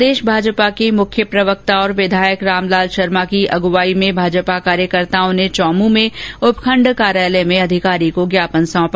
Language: Hindi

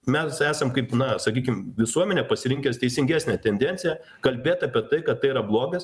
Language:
Lithuanian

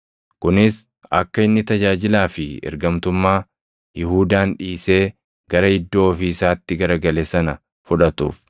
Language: Oromo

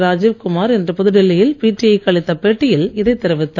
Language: Tamil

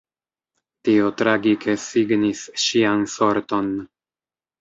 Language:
Esperanto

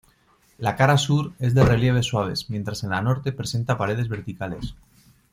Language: Spanish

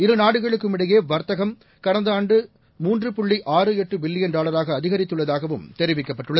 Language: Tamil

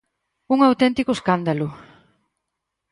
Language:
Galician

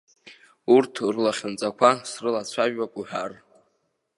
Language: Abkhazian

